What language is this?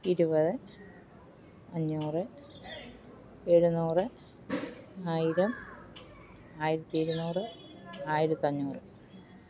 Malayalam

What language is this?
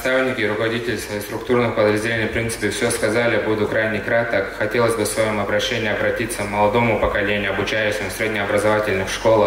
Russian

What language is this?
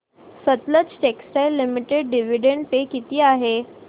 Marathi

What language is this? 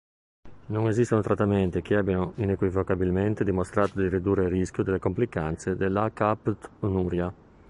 Italian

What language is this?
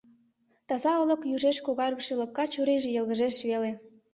Mari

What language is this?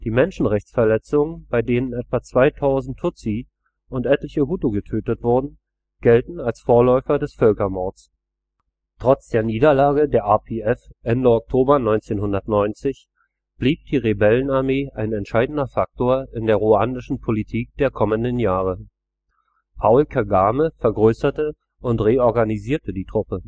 German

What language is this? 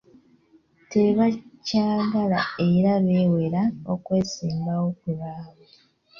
Ganda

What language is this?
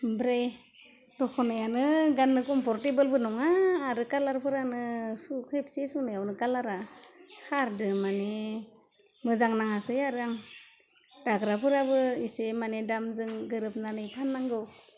Bodo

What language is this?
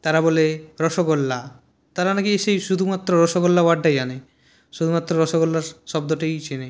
Bangla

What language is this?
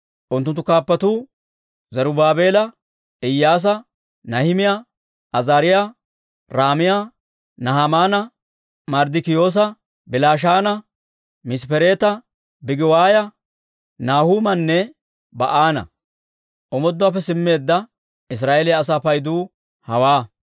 Dawro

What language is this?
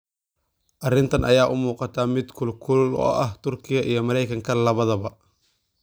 Somali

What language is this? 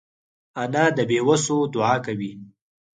Pashto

